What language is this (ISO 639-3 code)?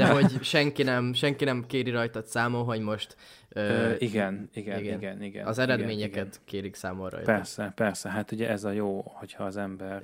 hun